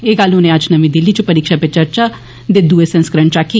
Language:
Dogri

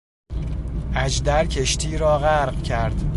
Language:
Persian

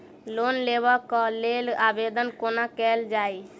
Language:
Maithili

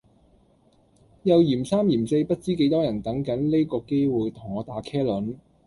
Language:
Cantonese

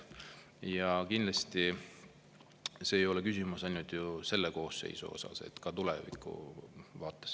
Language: Estonian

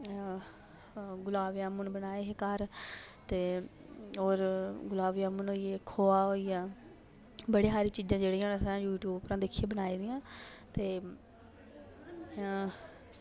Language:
Dogri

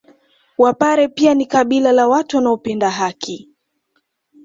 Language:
Swahili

